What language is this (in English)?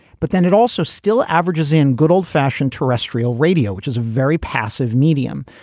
English